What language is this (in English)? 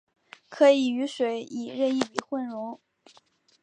Chinese